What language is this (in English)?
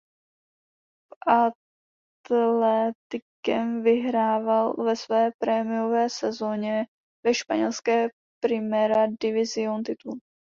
Czech